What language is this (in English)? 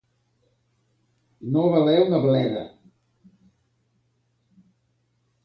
Catalan